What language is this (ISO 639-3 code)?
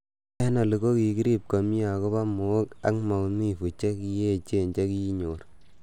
kln